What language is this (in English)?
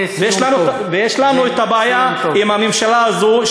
Hebrew